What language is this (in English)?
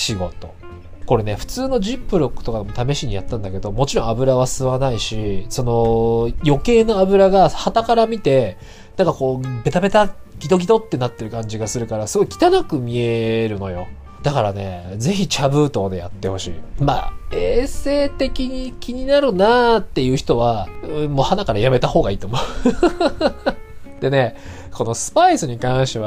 Japanese